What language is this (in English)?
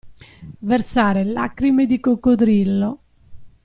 Italian